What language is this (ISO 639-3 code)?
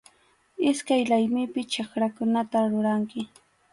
qxu